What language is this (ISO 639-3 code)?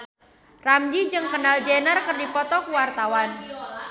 sun